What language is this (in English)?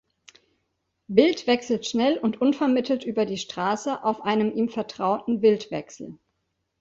German